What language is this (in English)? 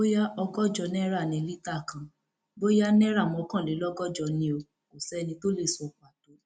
Yoruba